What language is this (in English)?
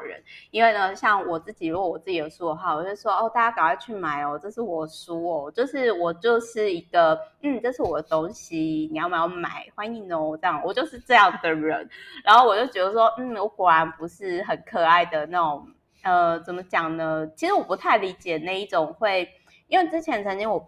Chinese